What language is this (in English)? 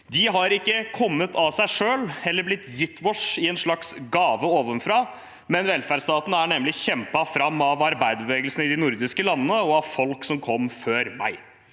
Norwegian